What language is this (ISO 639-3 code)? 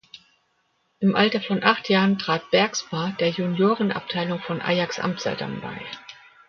deu